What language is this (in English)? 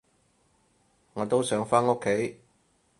Cantonese